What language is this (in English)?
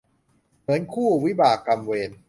Thai